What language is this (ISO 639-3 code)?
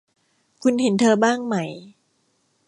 tha